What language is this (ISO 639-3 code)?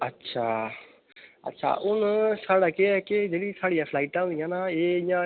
doi